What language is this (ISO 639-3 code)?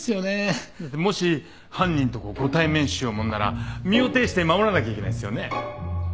jpn